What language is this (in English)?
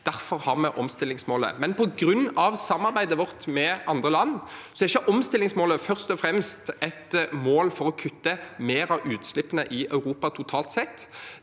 Norwegian